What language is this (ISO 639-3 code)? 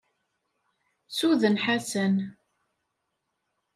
kab